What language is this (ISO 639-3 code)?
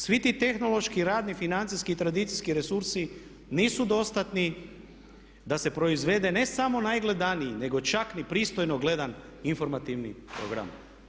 hrv